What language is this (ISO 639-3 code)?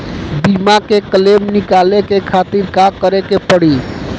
bho